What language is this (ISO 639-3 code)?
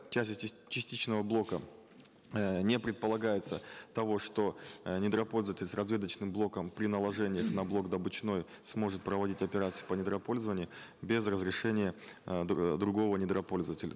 kaz